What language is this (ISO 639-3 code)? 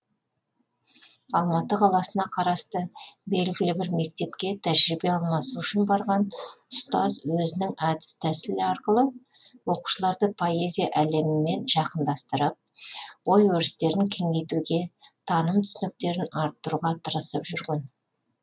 kaz